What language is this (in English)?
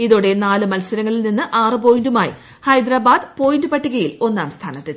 Malayalam